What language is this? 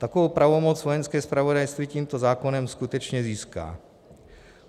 Czech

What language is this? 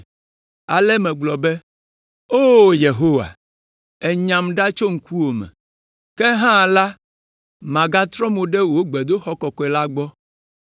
Ewe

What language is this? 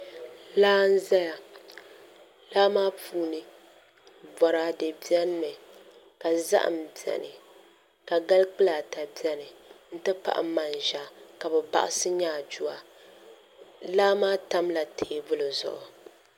Dagbani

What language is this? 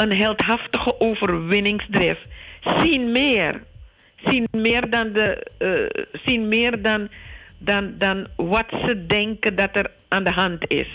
Dutch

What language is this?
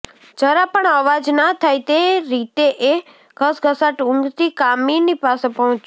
Gujarati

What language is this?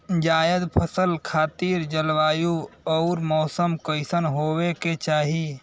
Bhojpuri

